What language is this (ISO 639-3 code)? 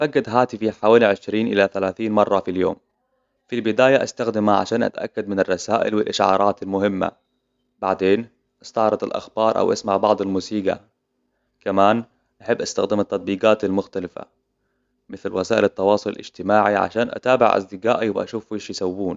acw